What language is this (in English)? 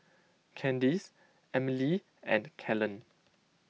English